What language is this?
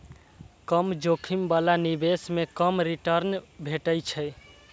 Maithili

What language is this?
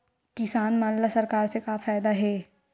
Chhattisgarhi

